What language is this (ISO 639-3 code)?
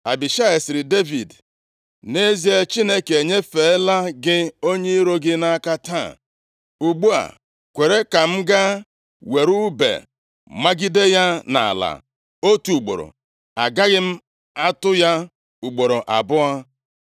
ibo